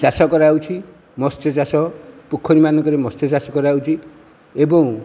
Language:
Odia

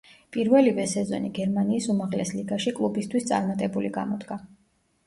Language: Georgian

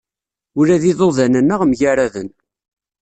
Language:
Kabyle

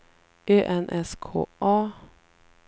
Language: Swedish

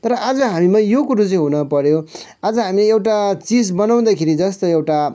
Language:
Nepali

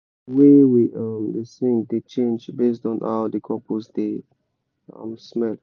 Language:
Nigerian Pidgin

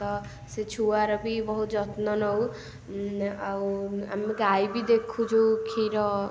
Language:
Odia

